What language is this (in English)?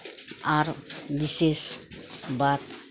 Maithili